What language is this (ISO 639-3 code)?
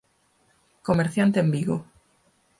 glg